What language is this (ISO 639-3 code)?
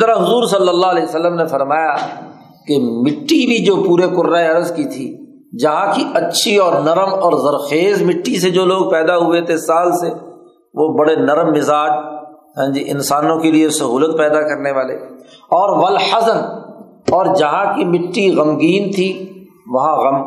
urd